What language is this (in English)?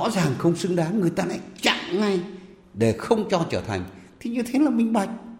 Vietnamese